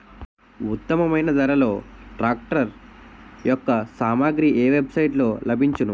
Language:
Telugu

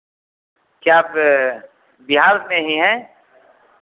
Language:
Hindi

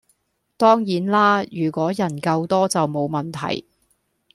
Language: Cantonese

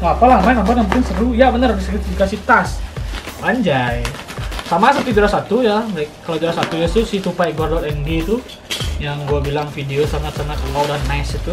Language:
Indonesian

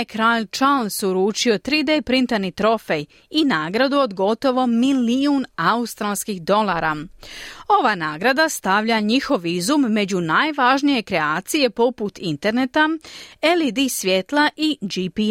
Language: Croatian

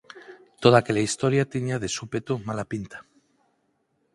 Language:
Galician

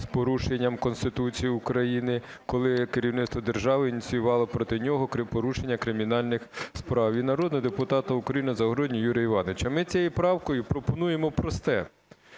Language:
Ukrainian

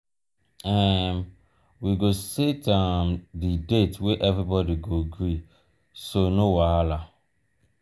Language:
Nigerian Pidgin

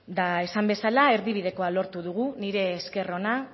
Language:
Basque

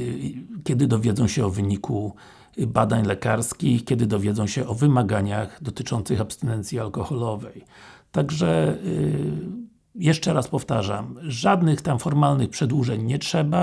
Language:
Polish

